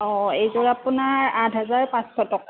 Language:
Assamese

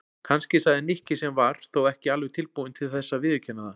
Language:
Icelandic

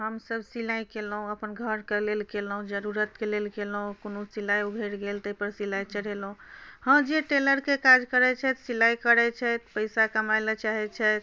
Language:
Maithili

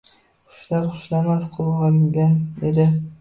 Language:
Uzbek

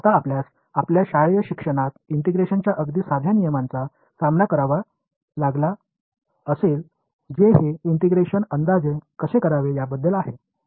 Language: Marathi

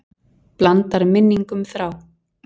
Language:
Icelandic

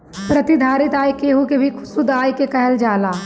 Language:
Bhojpuri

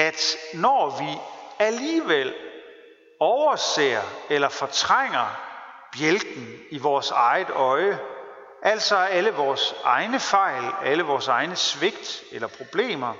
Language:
Danish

